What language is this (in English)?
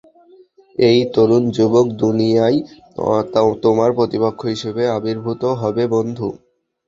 Bangla